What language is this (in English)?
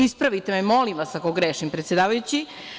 Serbian